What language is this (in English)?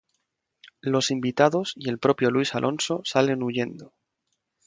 Spanish